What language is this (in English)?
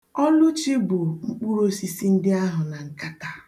Igbo